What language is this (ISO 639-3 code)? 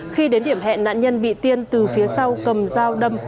vie